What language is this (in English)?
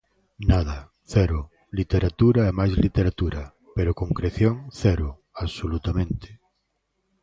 Galician